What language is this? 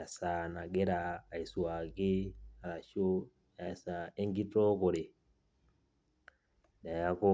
Masai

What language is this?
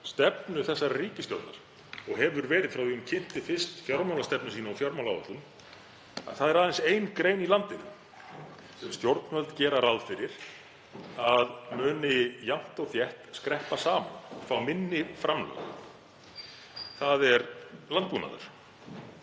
Icelandic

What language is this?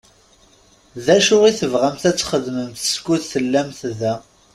Kabyle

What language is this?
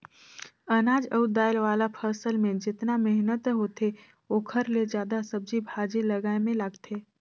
Chhattisgarhi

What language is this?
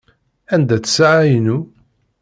Kabyle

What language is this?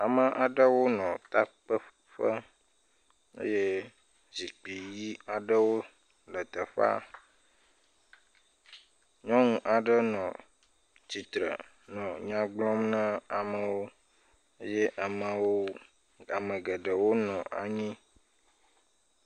Ewe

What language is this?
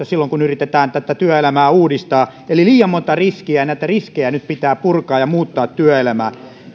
Finnish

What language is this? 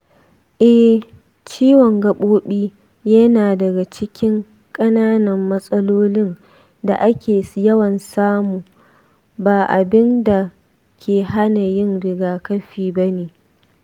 Hausa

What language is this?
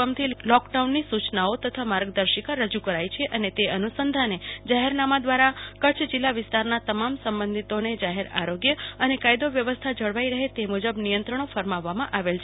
Gujarati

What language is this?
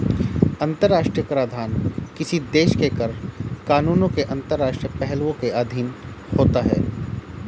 Hindi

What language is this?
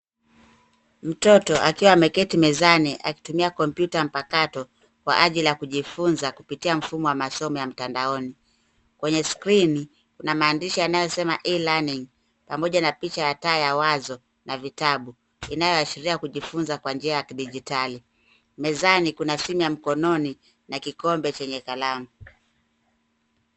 Swahili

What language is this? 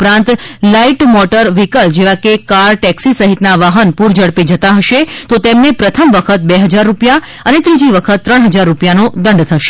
Gujarati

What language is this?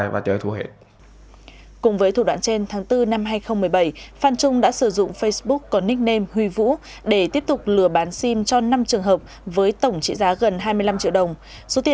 Vietnamese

